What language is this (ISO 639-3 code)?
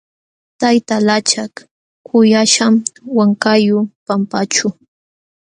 qxw